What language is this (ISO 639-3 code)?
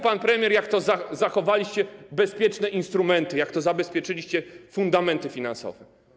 pol